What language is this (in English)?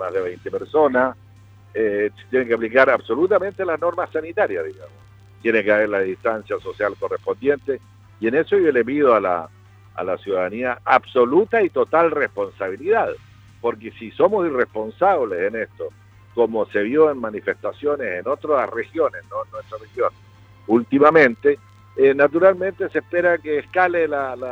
Spanish